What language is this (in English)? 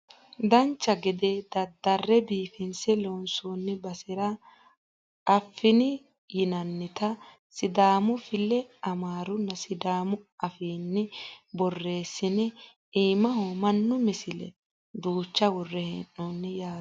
Sidamo